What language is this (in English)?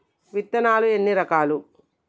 Telugu